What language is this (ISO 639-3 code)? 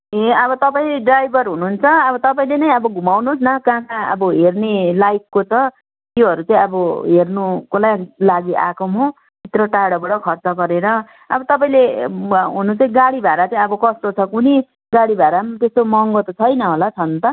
nep